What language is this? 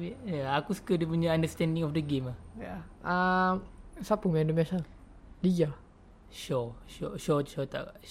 Malay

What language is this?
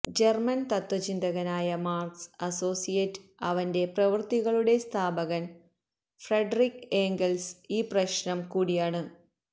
Malayalam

